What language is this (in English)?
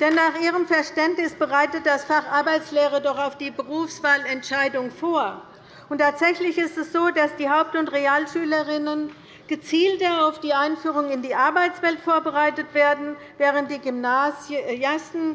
German